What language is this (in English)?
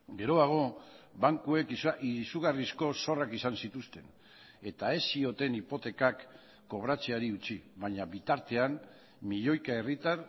Basque